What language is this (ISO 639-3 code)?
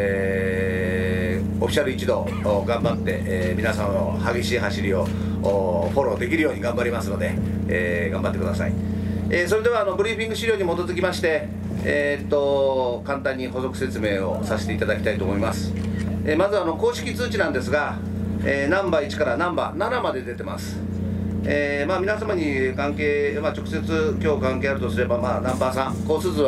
jpn